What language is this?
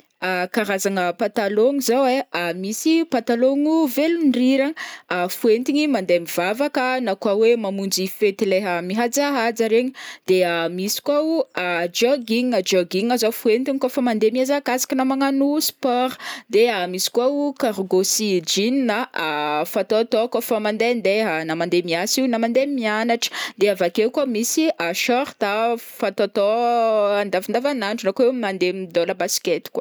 Northern Betsimisaraka Malagasy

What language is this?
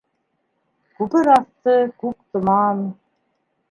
Bashkir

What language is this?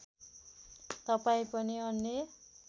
Nepali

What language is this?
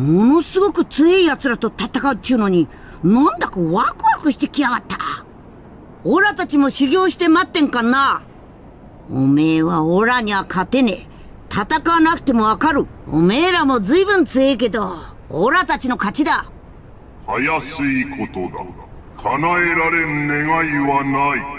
Japanese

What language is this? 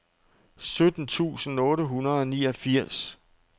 Danish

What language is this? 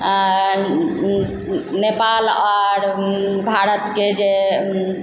Maithili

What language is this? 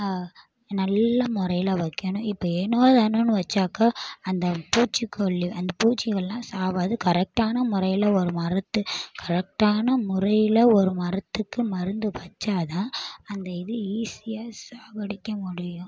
Tamil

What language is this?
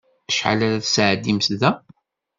Kabyle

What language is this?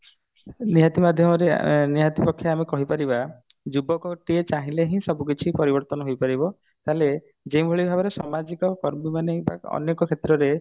Odia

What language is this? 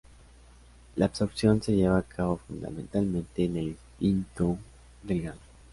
Spanish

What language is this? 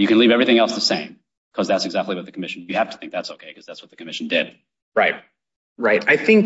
English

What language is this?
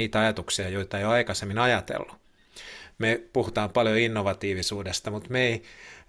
Finnish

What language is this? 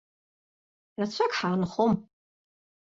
Abkhazian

